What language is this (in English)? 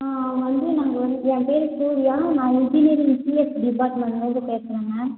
Tamil